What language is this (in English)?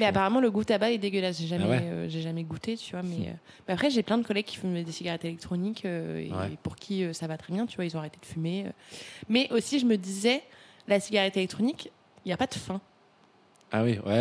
French